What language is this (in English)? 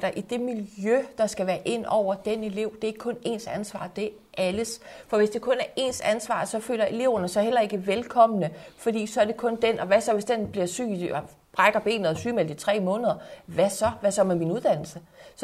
Danish